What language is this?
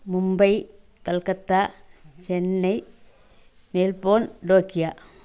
Tamil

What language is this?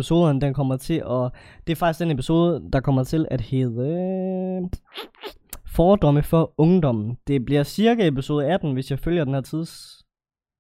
Danish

